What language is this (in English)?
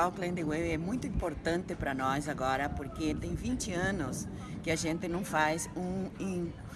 Portuguese